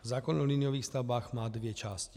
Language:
Czech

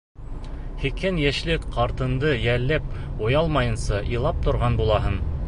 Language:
Bashkir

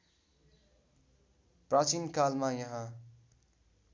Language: Nepali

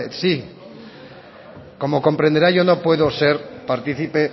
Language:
Spanish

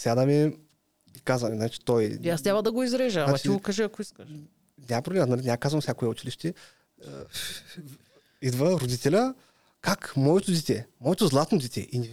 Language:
Bulgarian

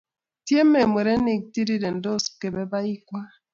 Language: Kalenjin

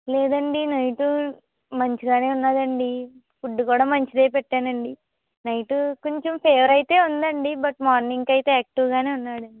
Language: Telugu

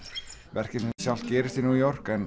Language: Icelandic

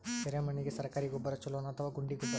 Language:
Kannada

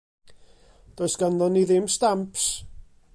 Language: Welsh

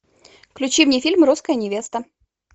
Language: Russian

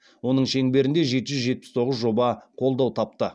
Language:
Kazakh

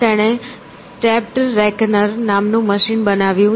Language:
Gujarati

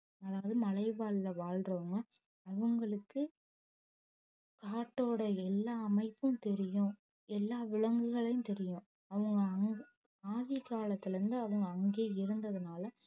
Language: Tamil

